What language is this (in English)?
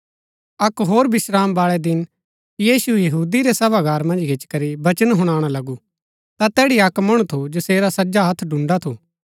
Gaddi